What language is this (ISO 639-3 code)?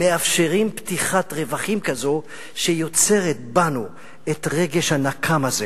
heb